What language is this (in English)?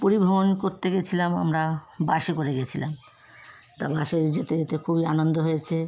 Bangla